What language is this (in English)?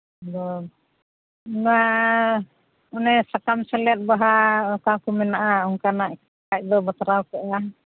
Santali